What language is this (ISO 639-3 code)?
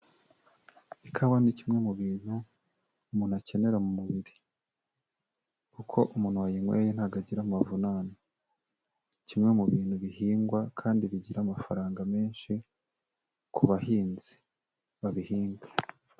kin